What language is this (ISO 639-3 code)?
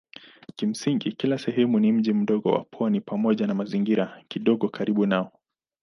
swa